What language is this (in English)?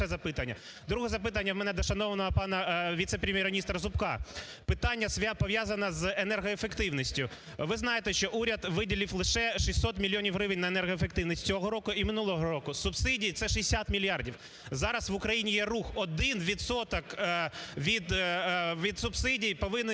Ukrainian